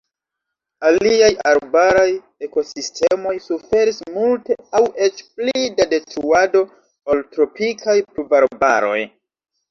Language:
Esperanto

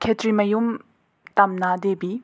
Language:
Manipuri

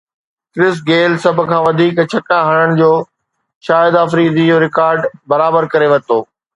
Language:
Sindhi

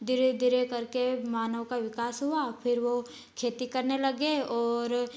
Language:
Hindi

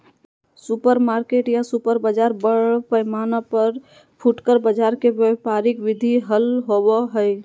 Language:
Magahi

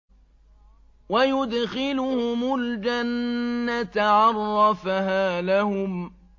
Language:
Arabic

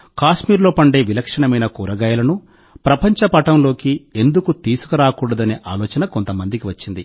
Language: Telugu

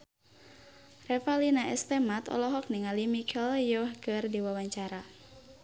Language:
Sundanese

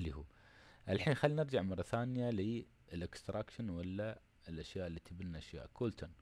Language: Arabic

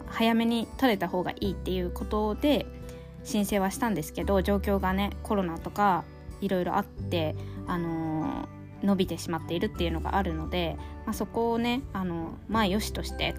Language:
Japanese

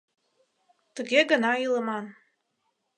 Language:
Mari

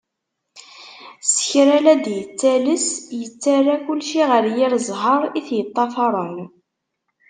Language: Kabyle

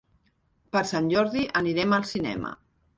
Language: Catalan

